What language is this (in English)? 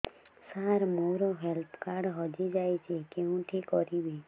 Odia